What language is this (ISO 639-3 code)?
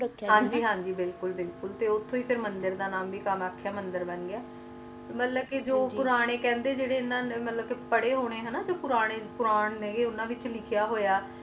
pan